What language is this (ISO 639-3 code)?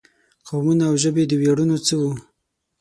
pus